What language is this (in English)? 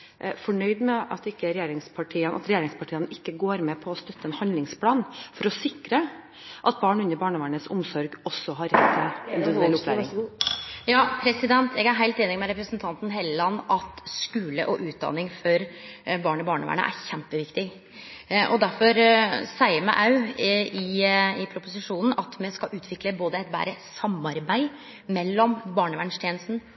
Norwegian